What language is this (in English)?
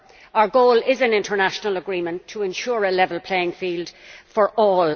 English